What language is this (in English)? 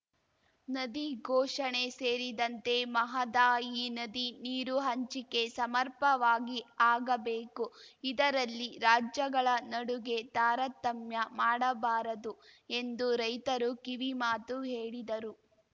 Kannada